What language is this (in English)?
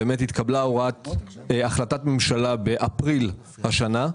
Hebrew